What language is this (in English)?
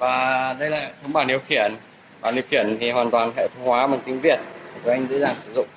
Vietnamese